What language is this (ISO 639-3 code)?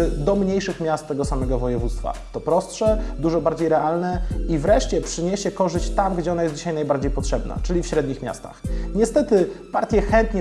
pol